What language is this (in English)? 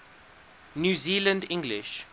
English